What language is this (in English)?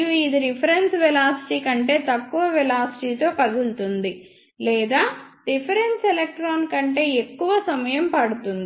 Telugu